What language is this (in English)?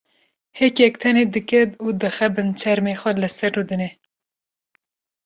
Kurdish